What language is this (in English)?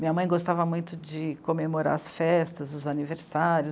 Portuguese